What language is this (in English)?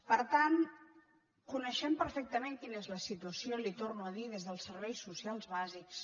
Catalan